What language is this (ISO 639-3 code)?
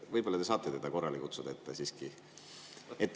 est